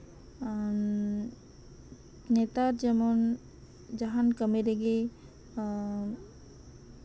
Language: Santali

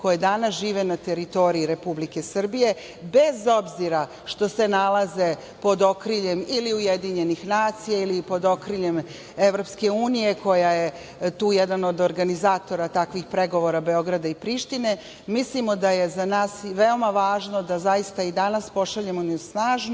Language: Serbian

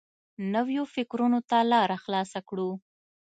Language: Pashto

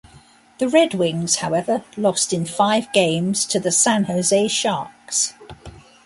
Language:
English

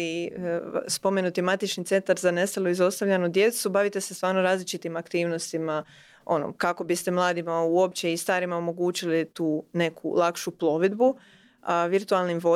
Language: Croatian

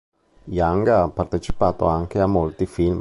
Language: Italian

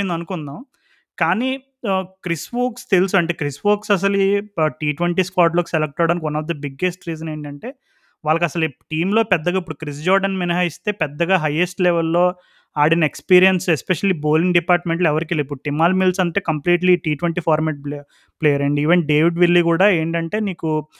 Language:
Telugu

